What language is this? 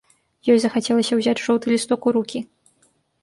Belarusian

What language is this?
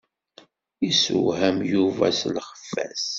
Kabyle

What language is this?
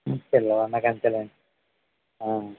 Telugu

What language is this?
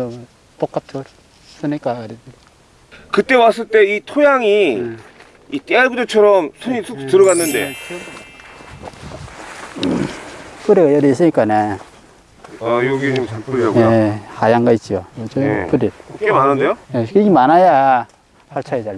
Korean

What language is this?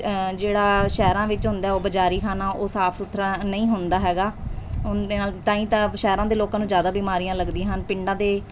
Punjabi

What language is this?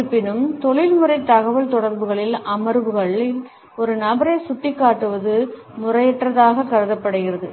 Tamil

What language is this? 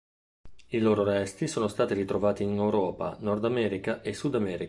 Italian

